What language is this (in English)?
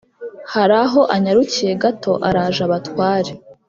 Kinyarwanda